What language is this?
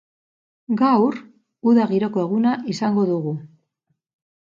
Basque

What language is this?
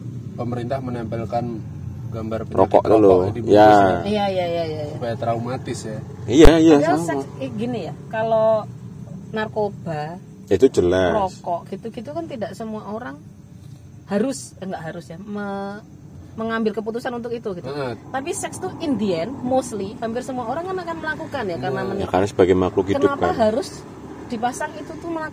Indonesian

